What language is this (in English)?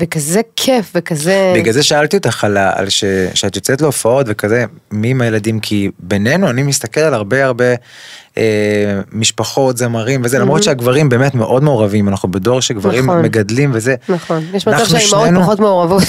Hebrew